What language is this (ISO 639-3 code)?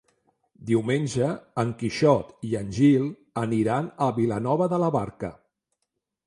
cat